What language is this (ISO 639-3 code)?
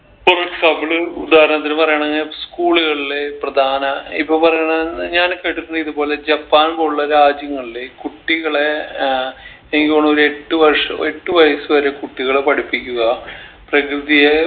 mal